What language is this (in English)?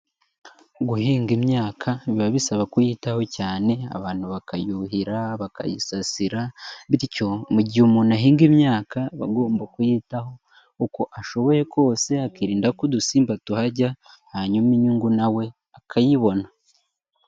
Kinyarwanda